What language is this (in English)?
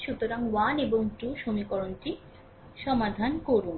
Bangla